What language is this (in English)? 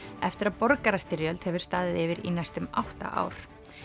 Icelandic